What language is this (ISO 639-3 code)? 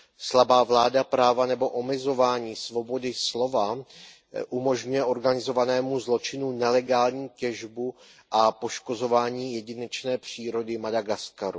ces